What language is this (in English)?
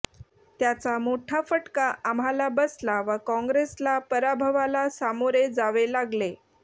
Marathi